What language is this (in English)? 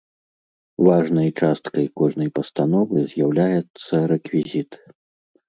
Belarusian